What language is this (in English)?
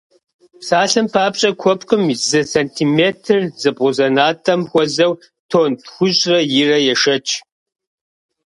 Kabardian